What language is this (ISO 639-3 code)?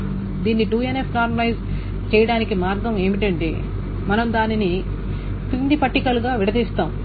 tel